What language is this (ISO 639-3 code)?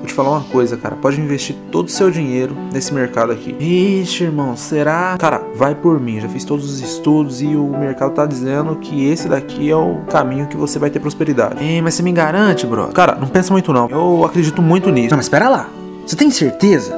por